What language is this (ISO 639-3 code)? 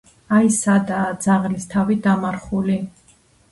kat